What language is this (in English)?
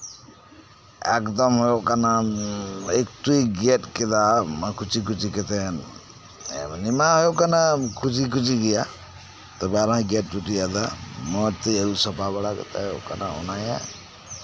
Santali